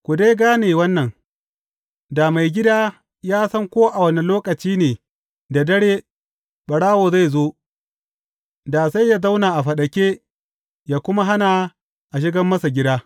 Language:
Hausa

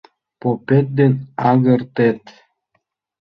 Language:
Mari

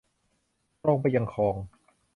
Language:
Thai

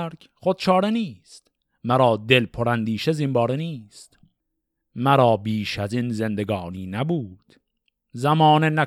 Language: Persian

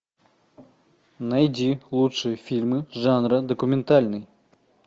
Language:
Russian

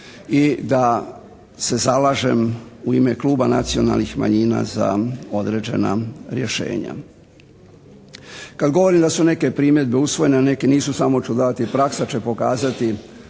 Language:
Croatian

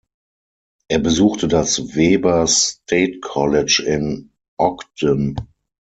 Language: German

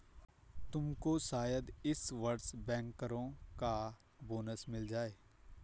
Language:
Hindi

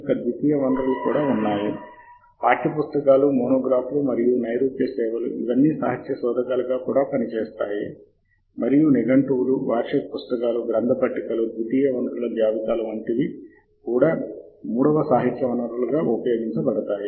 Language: Telugu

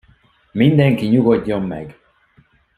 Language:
Hungarian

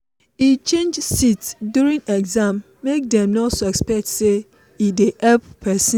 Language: Nigerian Pidgin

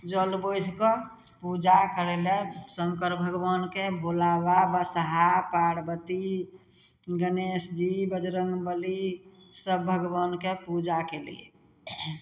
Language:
Maithili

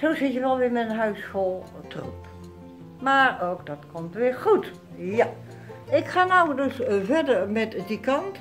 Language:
Dutch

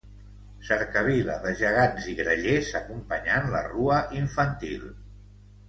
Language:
Catalan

